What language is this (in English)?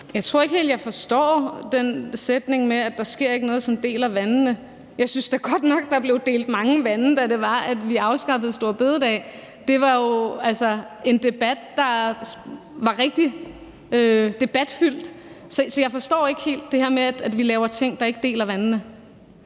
Danish